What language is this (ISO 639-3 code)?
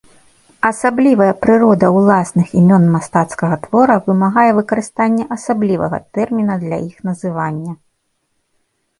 bel